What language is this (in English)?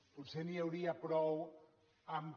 Catalan